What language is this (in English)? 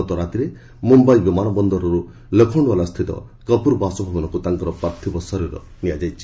Odia